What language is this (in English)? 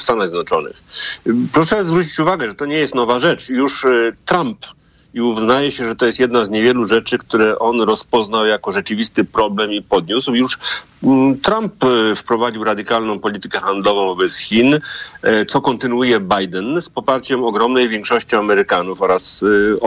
Polish